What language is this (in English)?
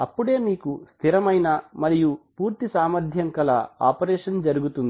Telugu